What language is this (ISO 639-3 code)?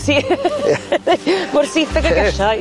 cym